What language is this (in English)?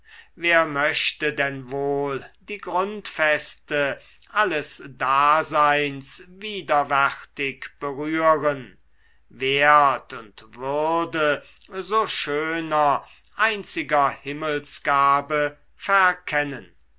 German